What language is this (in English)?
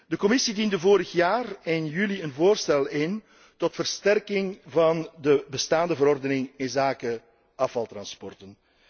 Dutch